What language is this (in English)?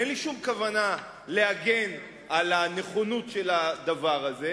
Hebrew